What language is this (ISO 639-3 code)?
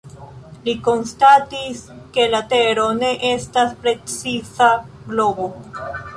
epo